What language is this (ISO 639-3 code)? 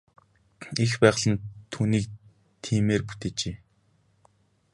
mon